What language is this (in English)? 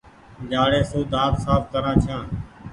Goaria